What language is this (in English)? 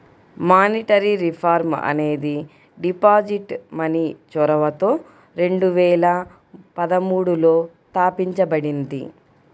Telugu